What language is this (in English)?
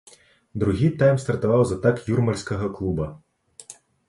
Belarusian